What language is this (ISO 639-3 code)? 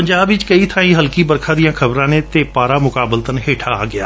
pan